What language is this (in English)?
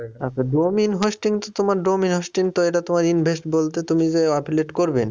Bangla